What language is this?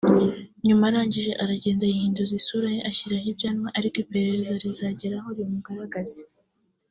Kinyarwanda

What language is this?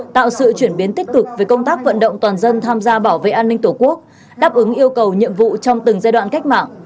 Vietnamese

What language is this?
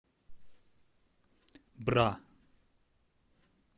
Russian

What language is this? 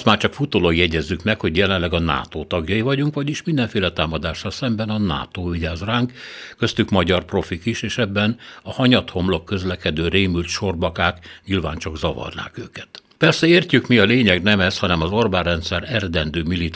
Hungarian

